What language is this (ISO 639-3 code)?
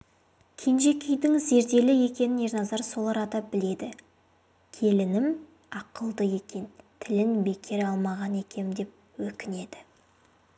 kaz